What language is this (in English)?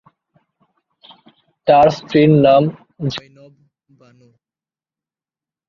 Bangla